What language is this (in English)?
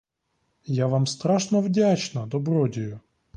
Ukrainian